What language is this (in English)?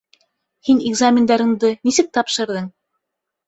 Bashkir